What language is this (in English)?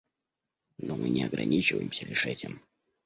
Russian